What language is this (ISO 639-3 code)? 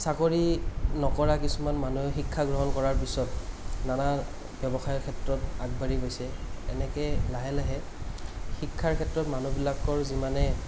asm